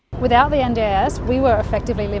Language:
Indonesian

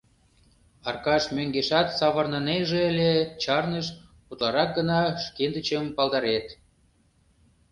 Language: Mari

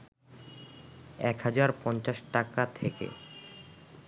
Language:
Bangla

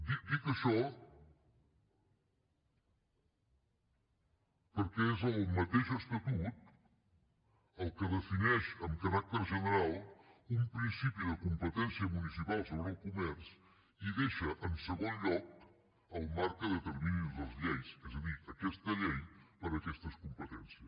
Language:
Catalan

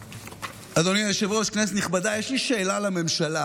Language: Hebrew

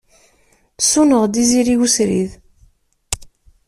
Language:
Kabyle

